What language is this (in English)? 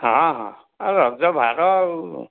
Odia